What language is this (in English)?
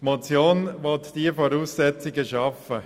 Swiss German